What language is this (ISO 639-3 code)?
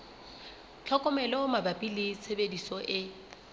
sot